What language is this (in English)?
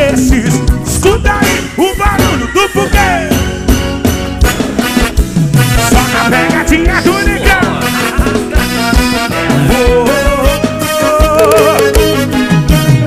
Portuguese